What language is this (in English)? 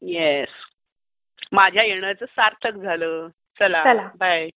Marathi